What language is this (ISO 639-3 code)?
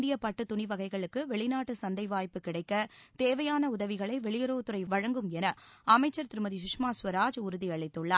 tam